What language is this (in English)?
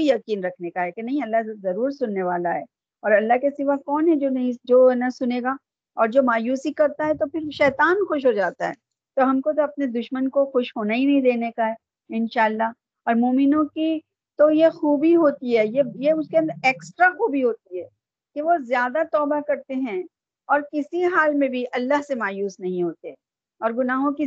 Urdu